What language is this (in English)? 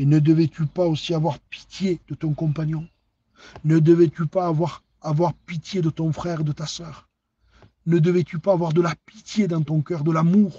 French